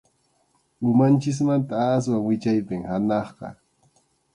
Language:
Arequipa-La Unión Quechua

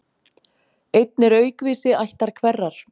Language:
Icelandic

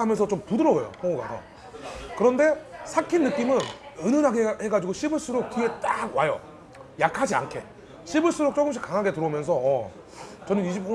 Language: Korean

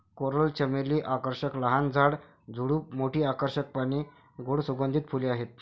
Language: Marathi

